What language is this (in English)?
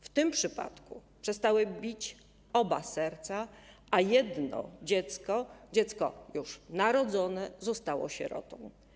Polish